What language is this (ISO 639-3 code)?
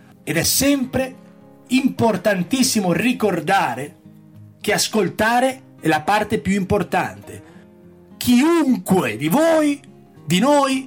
ita